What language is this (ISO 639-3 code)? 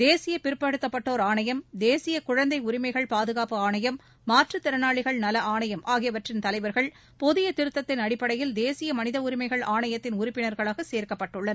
tam